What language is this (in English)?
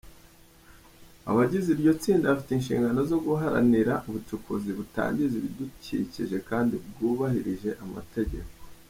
Kinyarwanda